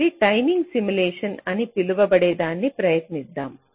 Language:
Telugu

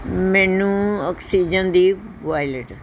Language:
Punjabi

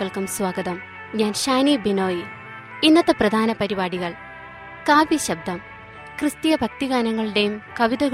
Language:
Malayalam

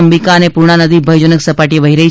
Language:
Gujarati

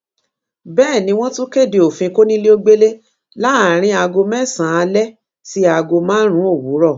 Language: Yoruba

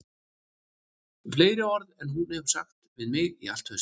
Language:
Icelandic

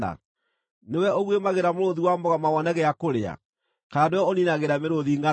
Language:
Kikuyu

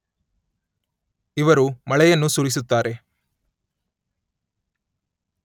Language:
Kannada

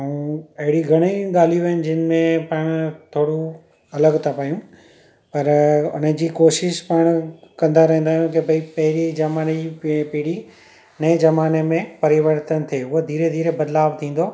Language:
Sindhi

